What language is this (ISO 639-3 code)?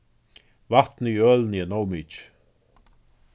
fao